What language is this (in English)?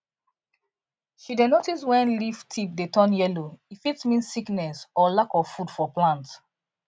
Nigerian Pidgin